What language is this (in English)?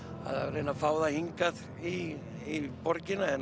Icelandic